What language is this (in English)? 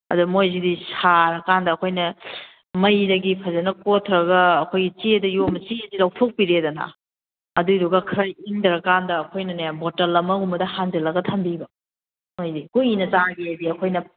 Manipuri